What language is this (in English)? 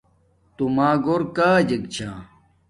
Domaaki